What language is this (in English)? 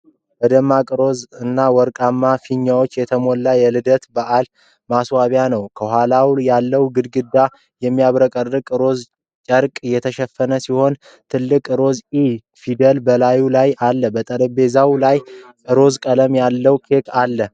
Amharic